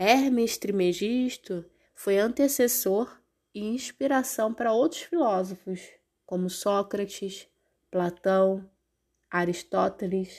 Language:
Portuguese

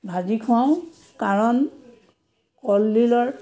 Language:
Assamese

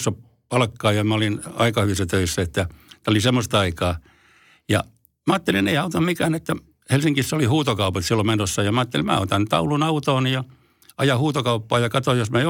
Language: Finnish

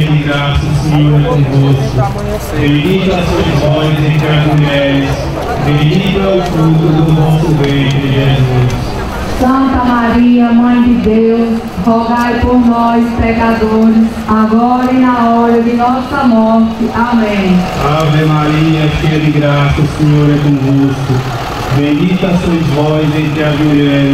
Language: Portuguese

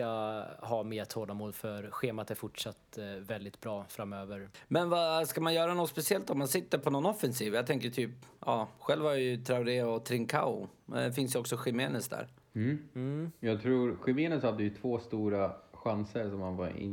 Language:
Swedish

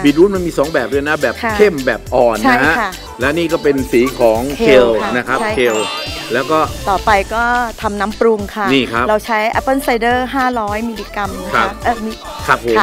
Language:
Thai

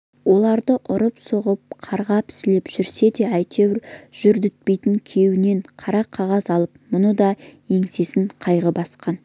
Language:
Kazakh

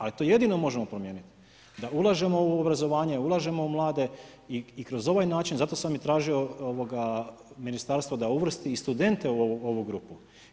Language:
Croatian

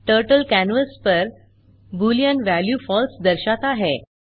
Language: Hindi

